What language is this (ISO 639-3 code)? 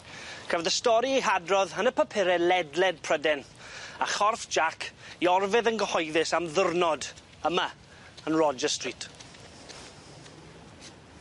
cym